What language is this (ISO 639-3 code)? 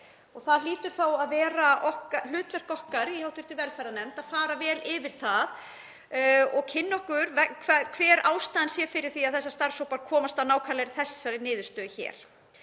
isl